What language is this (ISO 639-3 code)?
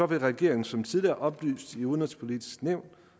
dan